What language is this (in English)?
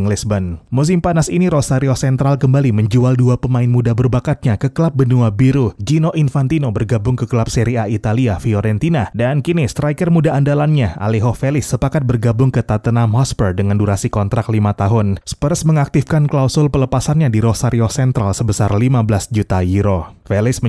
Indonesian